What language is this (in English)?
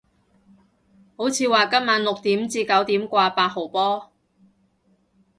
Cantonese